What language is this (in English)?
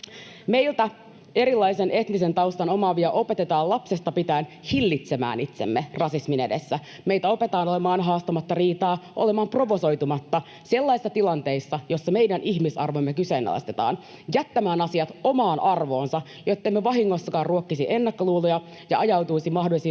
Finnish